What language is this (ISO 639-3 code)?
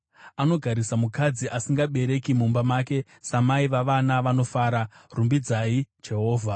sna